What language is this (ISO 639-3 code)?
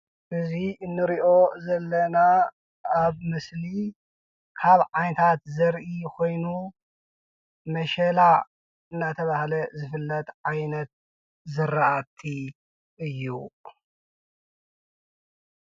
tir